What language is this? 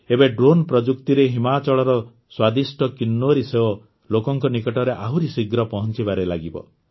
Odia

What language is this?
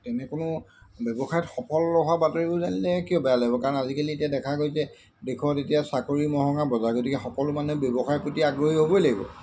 Assamese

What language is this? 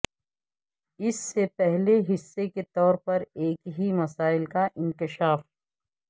Urdu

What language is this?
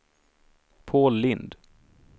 Swedish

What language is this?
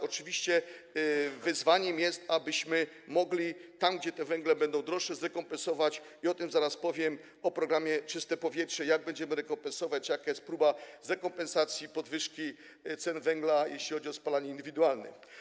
Polish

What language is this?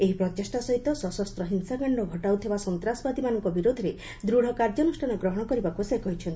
Odia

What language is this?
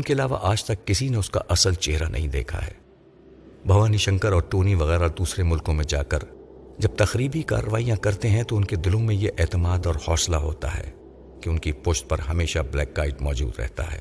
Urdu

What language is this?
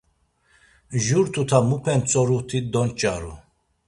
Laz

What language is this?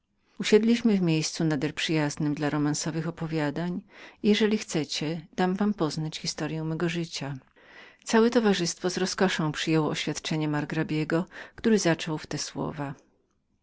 Polish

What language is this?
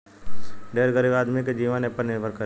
Bhojpuri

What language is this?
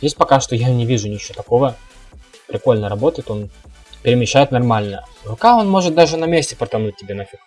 Russian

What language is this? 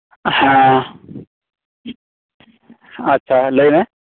Santali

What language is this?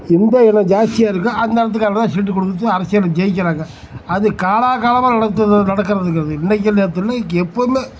Tamil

